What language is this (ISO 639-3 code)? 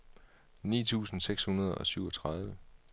dan